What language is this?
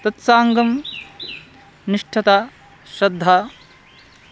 Sanskrit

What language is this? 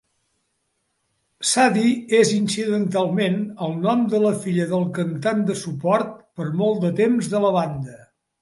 Catalan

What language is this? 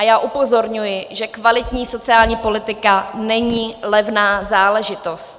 Czech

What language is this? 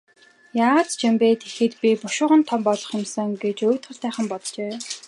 Mongolian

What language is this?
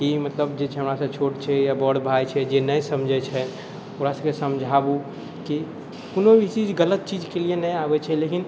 Maithili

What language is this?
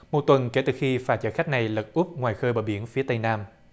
Vietnamese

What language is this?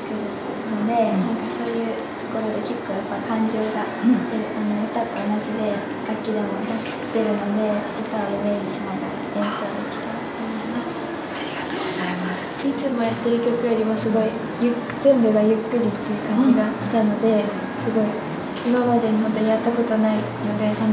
Japanese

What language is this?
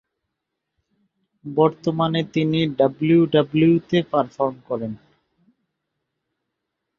Bangla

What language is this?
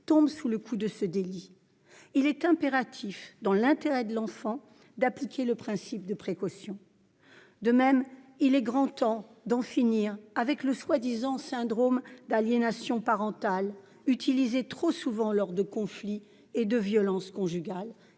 French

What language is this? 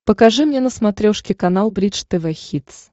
Russian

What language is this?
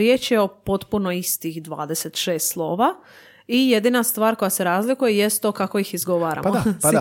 Croatian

